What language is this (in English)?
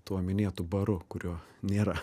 Lithuanian